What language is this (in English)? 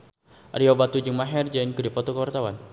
Sundanese